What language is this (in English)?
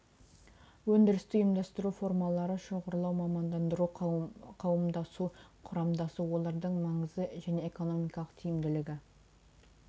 Kazakh